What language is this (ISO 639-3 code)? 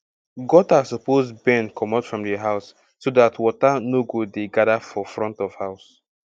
pcm